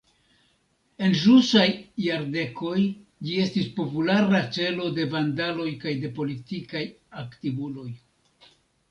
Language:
Esperanto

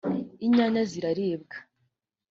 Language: Kinyarwanda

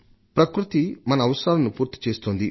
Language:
Telugu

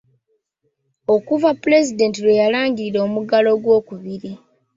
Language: Ganda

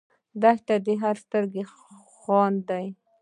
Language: Pashto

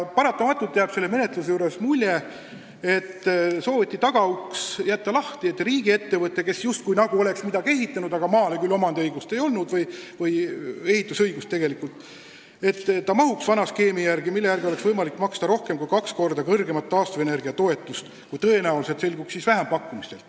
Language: Estonian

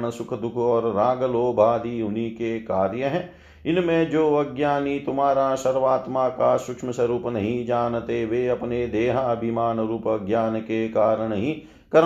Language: Hindi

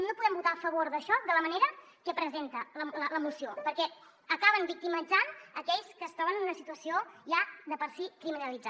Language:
Catalan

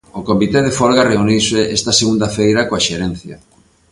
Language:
Galician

